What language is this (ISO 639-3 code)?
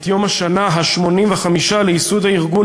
heb